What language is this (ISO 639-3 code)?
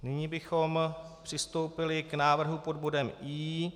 ces